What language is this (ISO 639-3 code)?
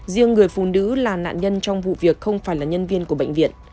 vie